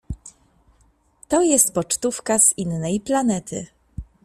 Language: Polish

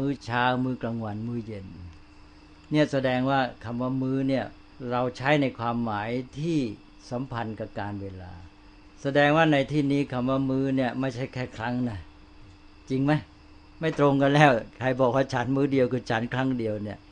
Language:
Thai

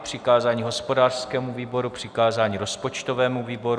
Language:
Czech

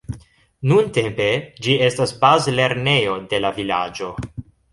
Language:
Esperanto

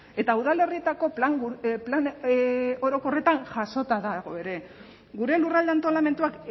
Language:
Basque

